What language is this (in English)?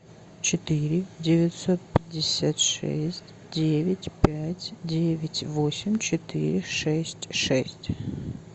Russian